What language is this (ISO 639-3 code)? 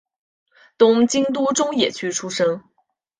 zho